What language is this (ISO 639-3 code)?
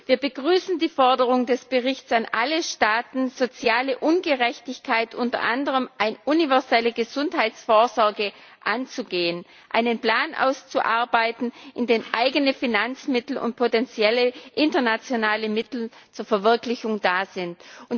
deu